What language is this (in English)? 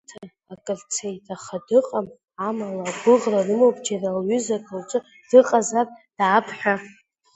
Abkhazian